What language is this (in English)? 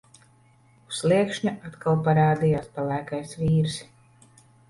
Latvian